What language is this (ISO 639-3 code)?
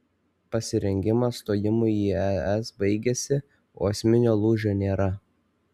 lit